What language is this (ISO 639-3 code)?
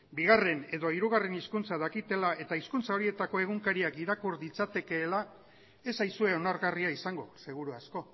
eus